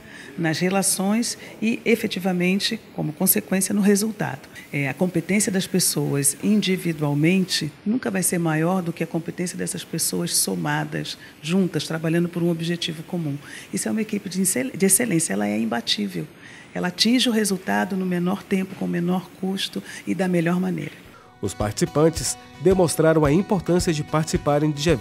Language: Portuguese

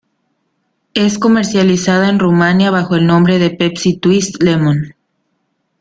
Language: Spanish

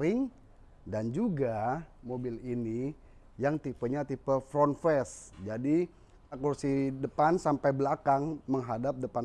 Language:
Indonesian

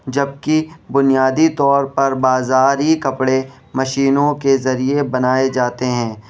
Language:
Urdu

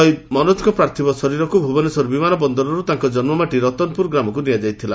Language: Odia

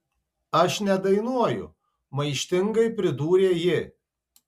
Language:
Lithuanian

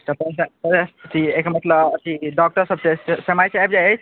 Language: Maithili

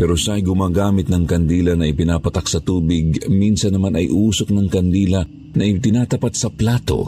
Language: Filipino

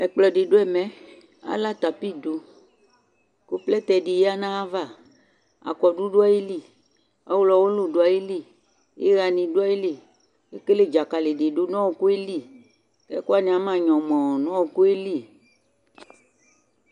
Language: Ikposo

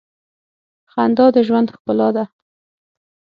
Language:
Pashto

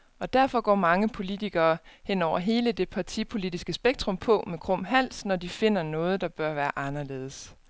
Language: Danish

